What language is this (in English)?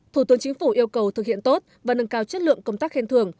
Vietnamese